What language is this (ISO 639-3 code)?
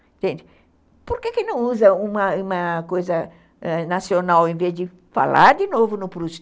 por